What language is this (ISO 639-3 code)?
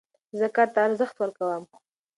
pus